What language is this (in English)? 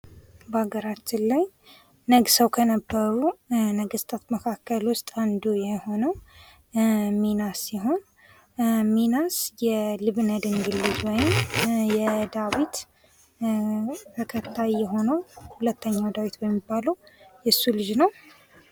Amharic